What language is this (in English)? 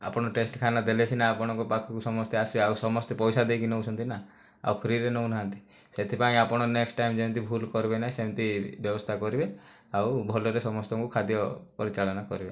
Odia